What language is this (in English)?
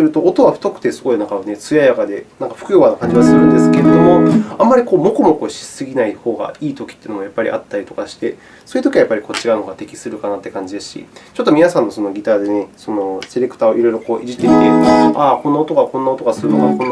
Japanese